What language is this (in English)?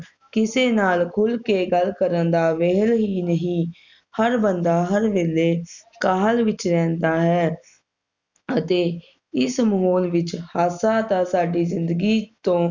Punjabi